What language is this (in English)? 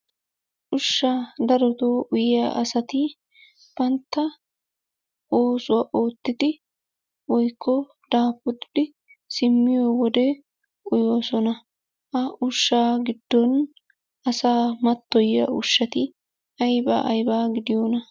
Wolaytta